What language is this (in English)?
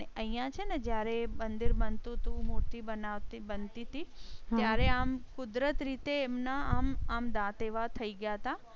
Gujarati